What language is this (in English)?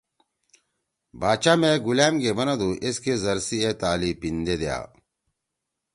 Torwali